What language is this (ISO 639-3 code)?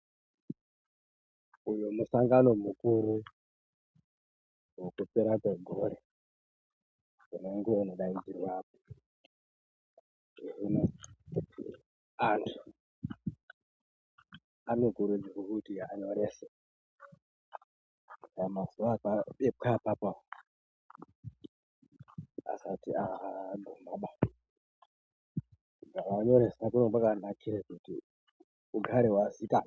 ndc